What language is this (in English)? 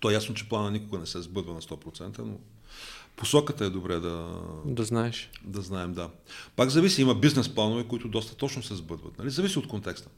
Bulgarian